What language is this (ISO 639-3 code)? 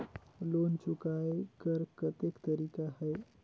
hne